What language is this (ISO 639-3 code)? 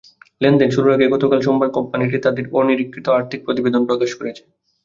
ben